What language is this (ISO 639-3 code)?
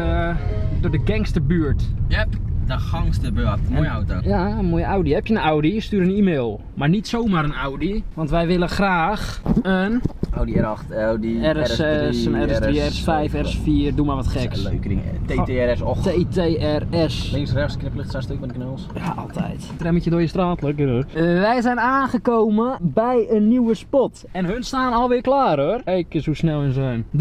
nld